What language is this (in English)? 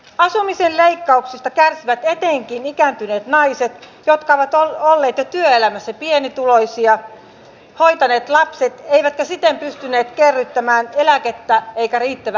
Finnish